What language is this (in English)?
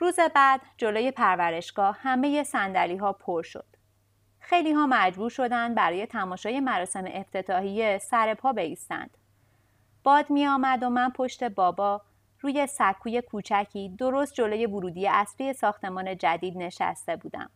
Persian